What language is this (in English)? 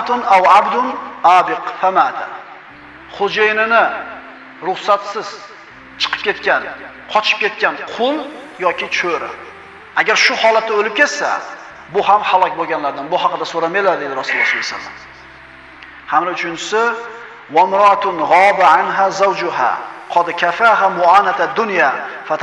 Uzbek